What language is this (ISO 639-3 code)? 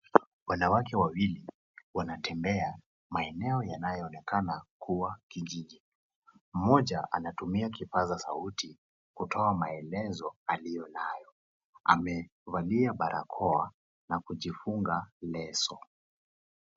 swa